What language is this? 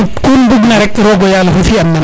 Serer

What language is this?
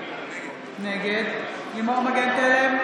Hebrew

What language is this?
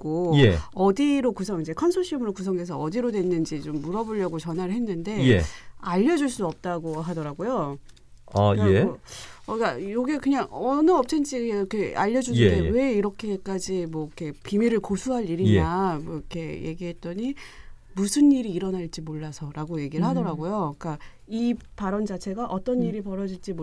Korean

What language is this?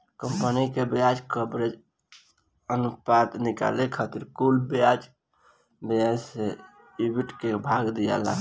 Bhojpuri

